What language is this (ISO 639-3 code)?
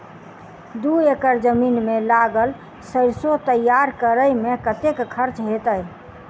mai